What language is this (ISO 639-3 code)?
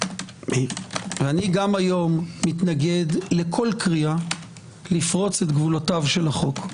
heb